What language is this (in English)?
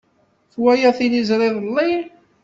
Kabyle